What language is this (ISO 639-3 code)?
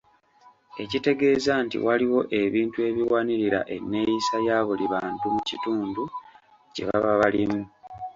lug